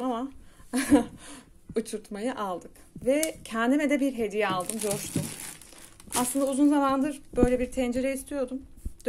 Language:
Turkish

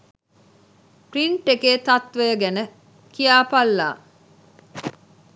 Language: Sinhala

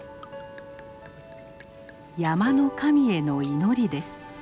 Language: Japanese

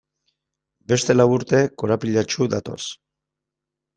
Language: Basque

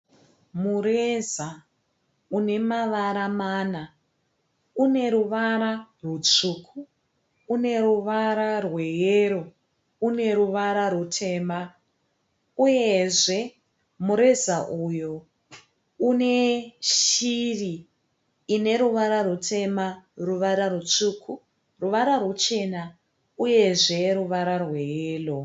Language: Shona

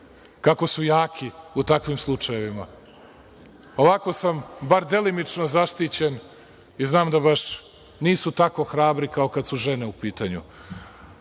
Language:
Serbian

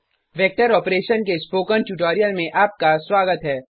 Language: Hindi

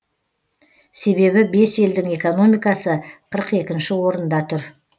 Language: Kazakh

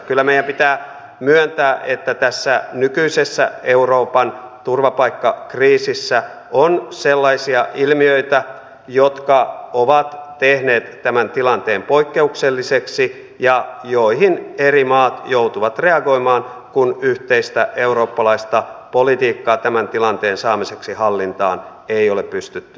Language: Finnish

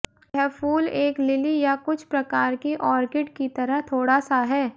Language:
Hindi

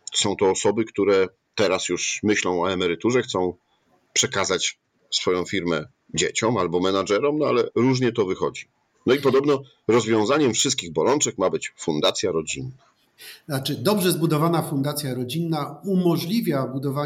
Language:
Polish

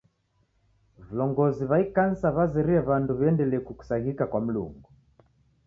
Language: Taita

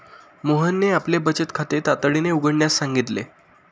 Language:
Marathi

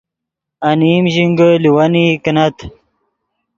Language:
Yidgha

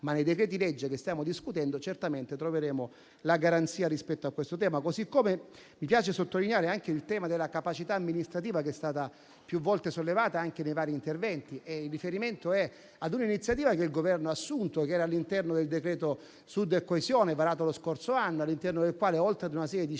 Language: Italian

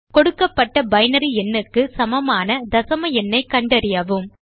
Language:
Tamil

